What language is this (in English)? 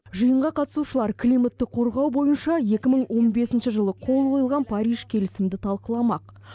Kazakh